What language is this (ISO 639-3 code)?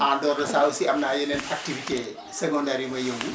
wol